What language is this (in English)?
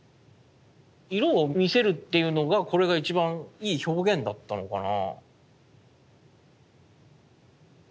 Japanese